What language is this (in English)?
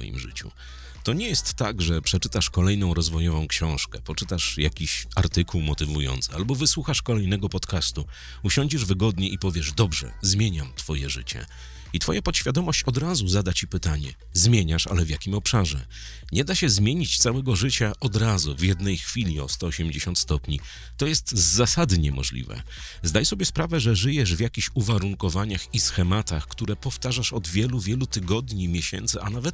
Polish